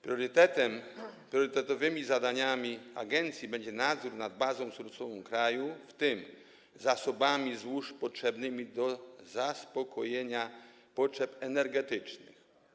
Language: Polish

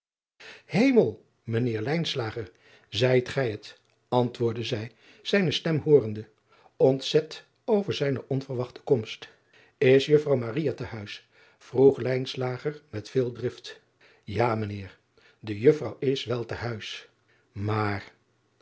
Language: Dutch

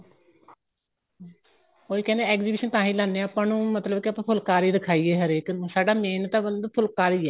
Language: Punjabi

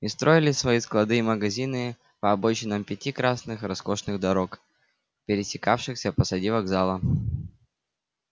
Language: Russian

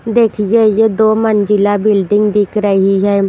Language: Hindi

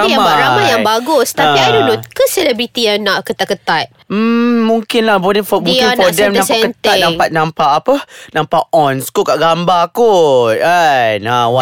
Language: Malay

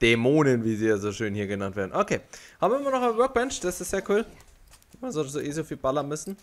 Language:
German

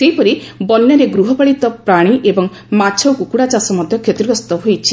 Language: Odia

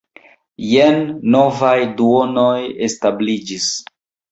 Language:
Esperanto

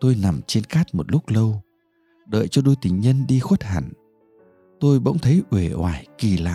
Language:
Vietnamese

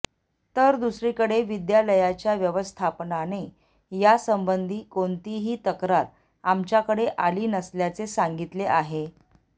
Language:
Marathi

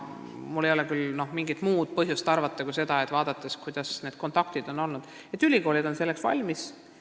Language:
Estonian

